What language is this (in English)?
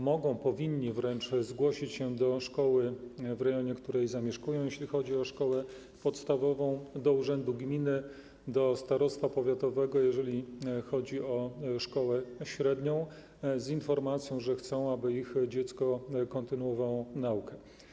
Polish